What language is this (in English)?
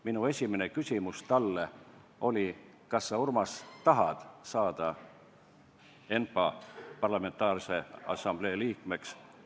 Estonian